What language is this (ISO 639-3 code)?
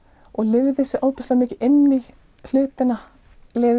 isl